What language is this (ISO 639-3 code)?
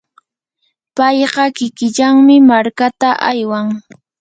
qur